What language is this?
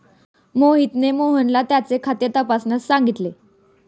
Marathi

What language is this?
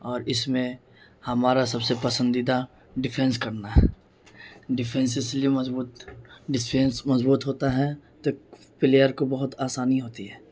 Urdu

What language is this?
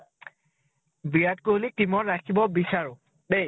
Assamese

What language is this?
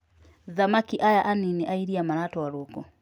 Kikuyu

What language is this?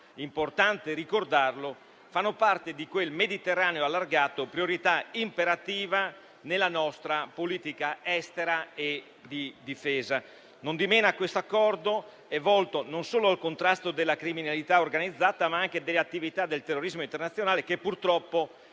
Italian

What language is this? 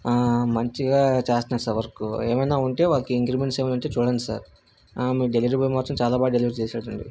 Telugu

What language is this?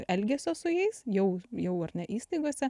Lithuanian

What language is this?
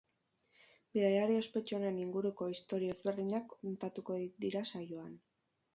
Basque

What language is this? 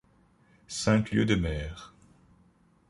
French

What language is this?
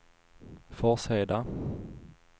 Swedish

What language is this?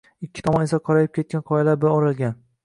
Uzbek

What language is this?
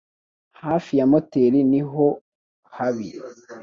Kinyarwanda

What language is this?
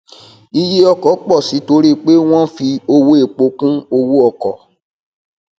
Yoruba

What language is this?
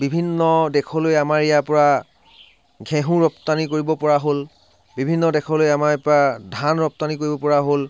Assamese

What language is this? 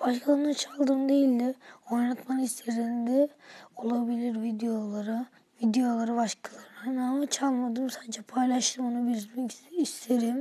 Turkish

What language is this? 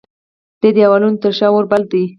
Pashto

